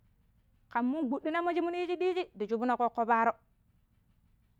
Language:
Pero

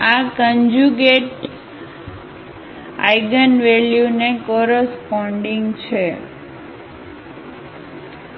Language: Gujarati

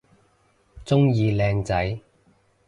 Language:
Cantonese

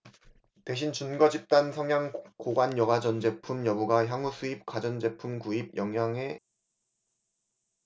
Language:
Korean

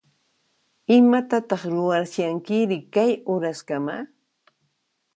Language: Puno Quechua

